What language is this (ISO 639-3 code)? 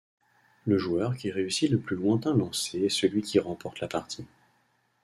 fra